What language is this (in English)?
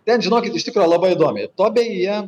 Lithuanian